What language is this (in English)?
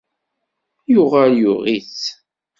Kabyle